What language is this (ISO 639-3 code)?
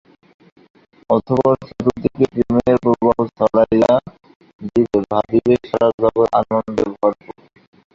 ben